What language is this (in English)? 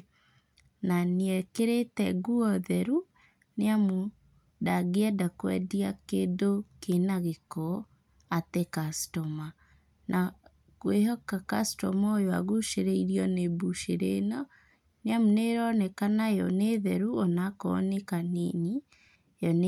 Kikuyu